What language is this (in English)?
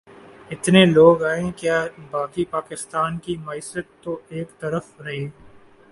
Urdu